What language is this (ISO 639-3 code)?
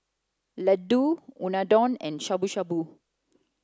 eng